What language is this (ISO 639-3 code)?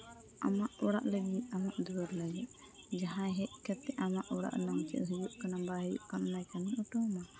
sat